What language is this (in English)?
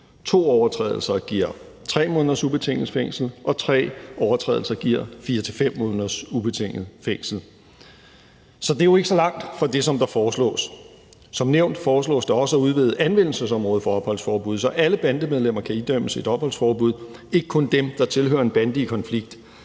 Danish